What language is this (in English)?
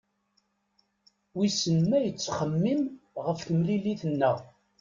Kabyle